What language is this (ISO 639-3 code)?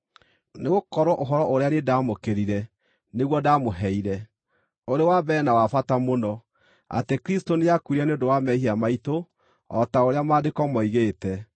kik